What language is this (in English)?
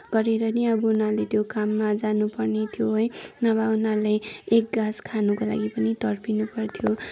Nepali